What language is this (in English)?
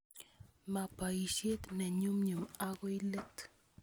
Kalenjin